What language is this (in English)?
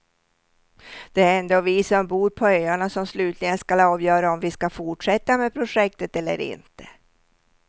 Swedish